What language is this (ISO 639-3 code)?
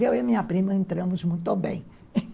por